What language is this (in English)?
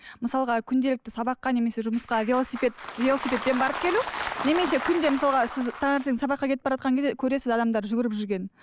Kazakh